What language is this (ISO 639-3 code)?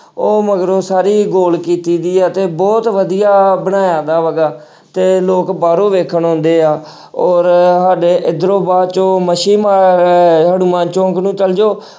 pan